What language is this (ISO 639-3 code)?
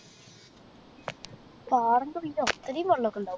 mal